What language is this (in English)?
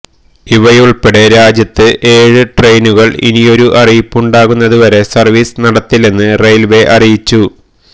Malayalam